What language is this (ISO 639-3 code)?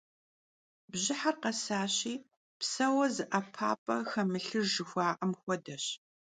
kbd